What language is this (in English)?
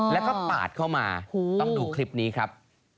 Thai